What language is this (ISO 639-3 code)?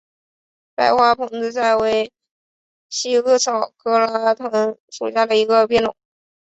zho